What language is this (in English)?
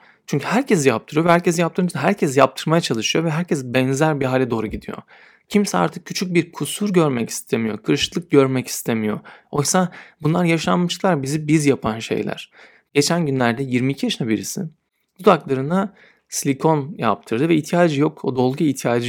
Turkish